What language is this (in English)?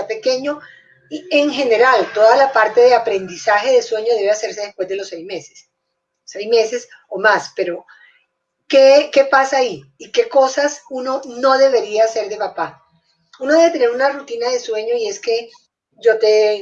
Spanish